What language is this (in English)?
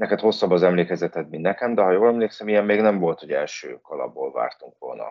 Hungarian